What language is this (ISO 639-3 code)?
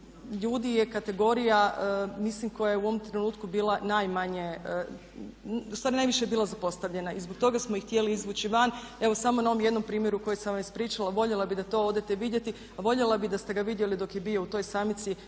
hrv